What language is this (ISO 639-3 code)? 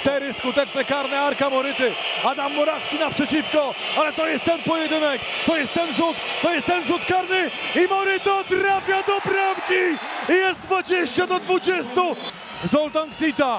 pol